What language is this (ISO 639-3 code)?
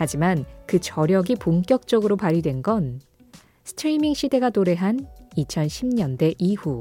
kor